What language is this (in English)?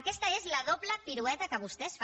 Catalan